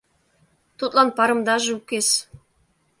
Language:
Mari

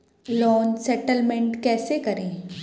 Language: Hindi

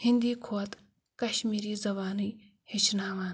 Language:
Kashmiri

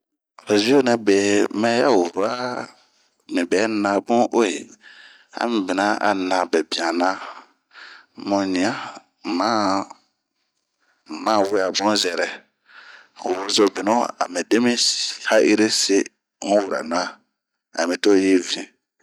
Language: Bomu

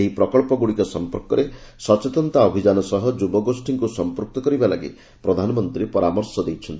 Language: Odia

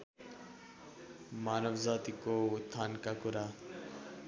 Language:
Nepali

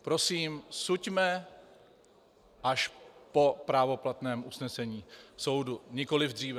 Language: Czech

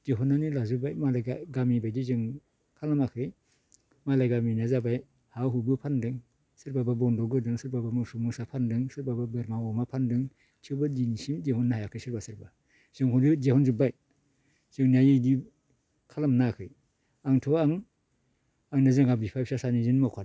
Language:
Bodo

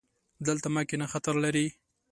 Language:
Pashto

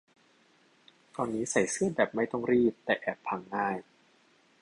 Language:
Thai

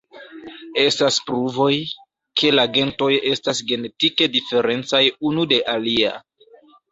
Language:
Esperanto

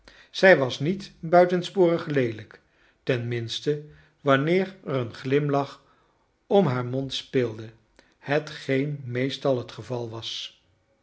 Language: Dutch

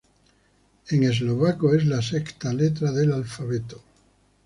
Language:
Spanish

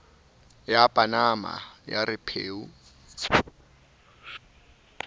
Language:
Southern Sotho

